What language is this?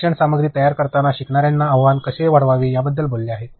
Marathi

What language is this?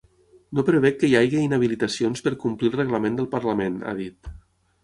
Catalan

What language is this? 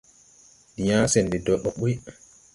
Tupuri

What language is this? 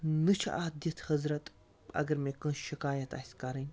Kashmiri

